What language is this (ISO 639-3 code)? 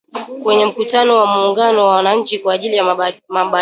swa